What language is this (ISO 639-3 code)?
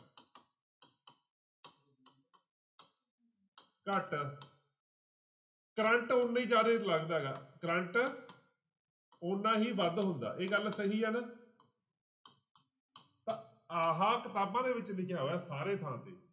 pan